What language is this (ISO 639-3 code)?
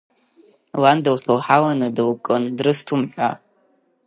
abk